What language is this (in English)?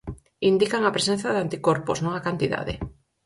Galician